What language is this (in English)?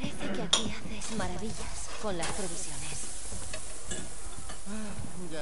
Spanish